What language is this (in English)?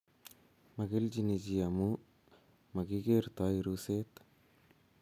Kalenjin